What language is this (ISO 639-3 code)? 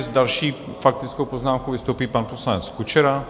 ces